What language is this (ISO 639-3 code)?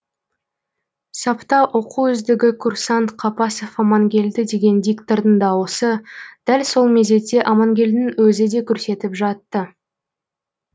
kaz